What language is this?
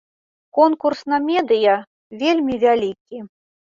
Belarusian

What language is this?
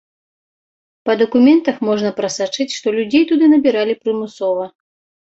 Belarusian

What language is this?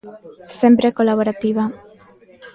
Galician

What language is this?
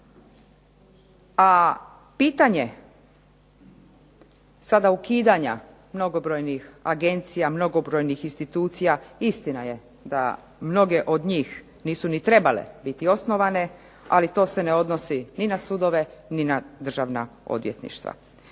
Croatian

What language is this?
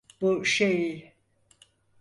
Turkish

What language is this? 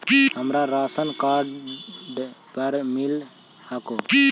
Magahi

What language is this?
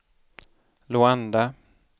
Swedish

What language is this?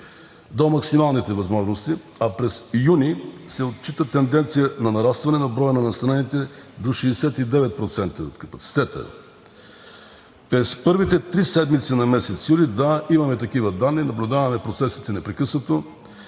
Bulgarian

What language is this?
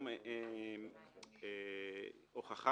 Hebrew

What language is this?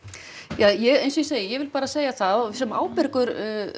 Icelandic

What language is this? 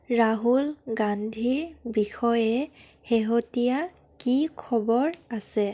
Assamese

